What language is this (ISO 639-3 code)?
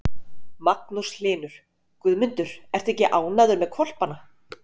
isl